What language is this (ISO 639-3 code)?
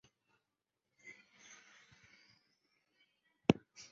zho